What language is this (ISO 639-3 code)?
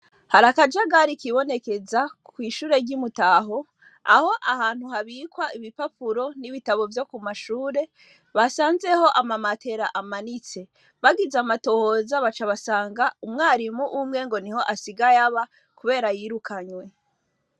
run